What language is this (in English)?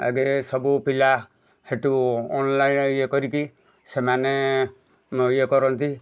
Odia